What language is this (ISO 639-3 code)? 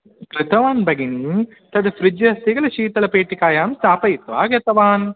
san